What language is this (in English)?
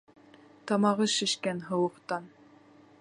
Bashkir